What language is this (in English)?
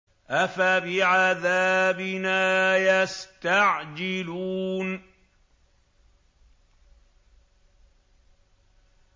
Arabic